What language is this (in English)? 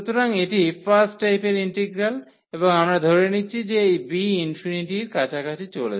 Bangla